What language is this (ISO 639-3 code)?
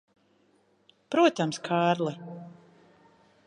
lav